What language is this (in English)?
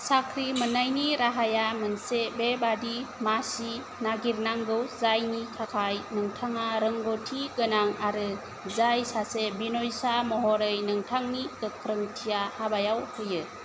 Bodo